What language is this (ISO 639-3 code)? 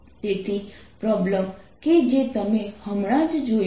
guj